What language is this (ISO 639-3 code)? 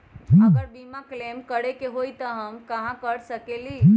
mag